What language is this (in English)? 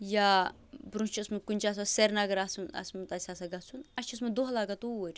Kashmiri